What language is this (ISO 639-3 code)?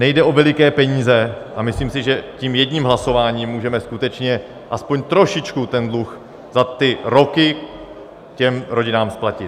ces